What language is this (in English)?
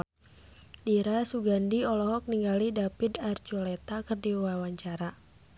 Sundanese